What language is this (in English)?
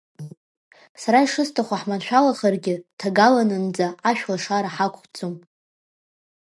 Abkhazian